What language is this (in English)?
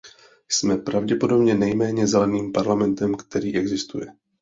Czech